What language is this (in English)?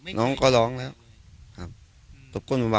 Thai